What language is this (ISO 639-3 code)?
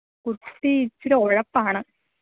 mal